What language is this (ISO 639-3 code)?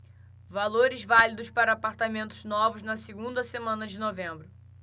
por